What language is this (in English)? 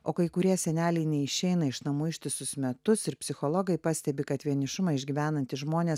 Lithuanian